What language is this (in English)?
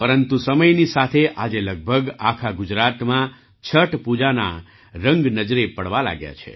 Gujarati